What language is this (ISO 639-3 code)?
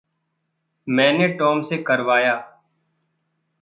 hin